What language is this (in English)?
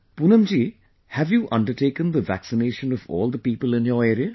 English